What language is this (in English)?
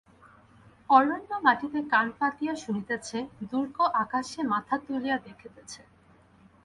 Bangla